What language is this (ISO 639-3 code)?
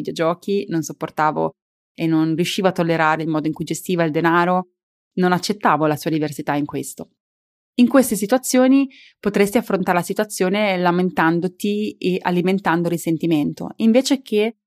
ita